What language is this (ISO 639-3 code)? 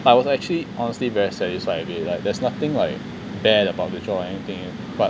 eng